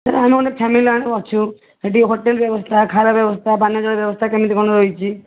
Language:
Odia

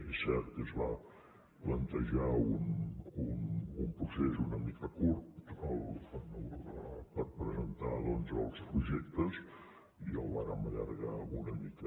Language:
Catalan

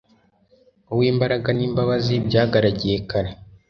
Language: Kinyarwanda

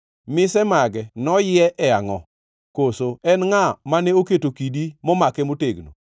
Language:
Luo (Kenya and Tanzania)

